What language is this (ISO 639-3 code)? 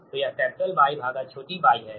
hin